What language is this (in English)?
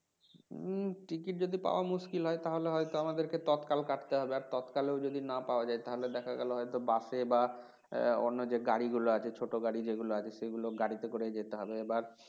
Bangla